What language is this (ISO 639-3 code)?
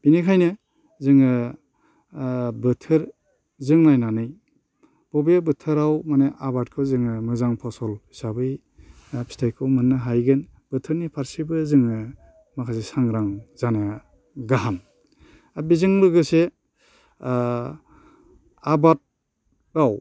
brx